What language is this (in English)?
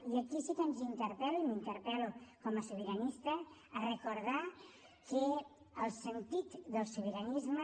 Catalan